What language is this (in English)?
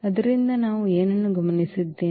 Kannada